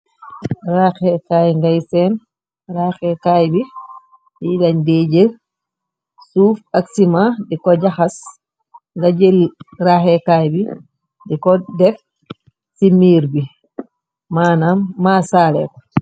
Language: Wolof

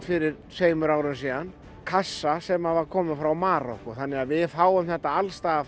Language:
Icelandic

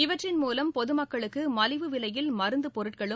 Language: Tamil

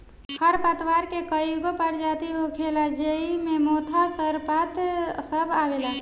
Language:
Bhojpuri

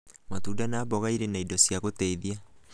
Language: Kikuyu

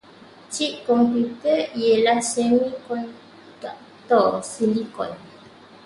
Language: Malay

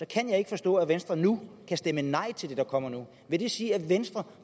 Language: Danish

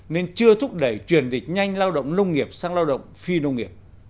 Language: Vietnamese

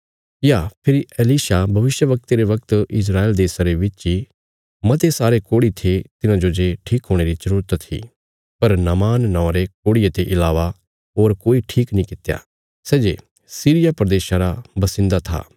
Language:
Bilaspuri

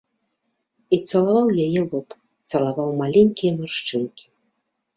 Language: Belarusian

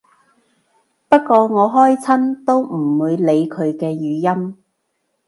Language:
Cantonese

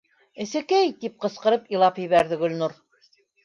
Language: Bashkir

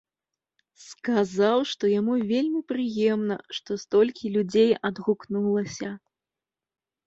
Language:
Belarusian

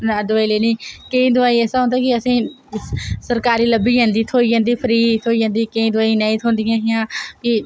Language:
Dogri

